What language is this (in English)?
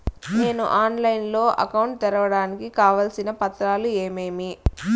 Telugu